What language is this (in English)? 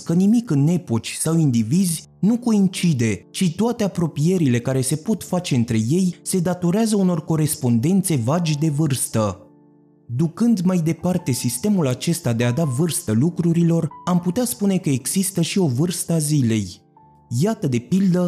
Romanian